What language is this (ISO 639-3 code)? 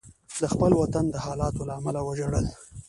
pus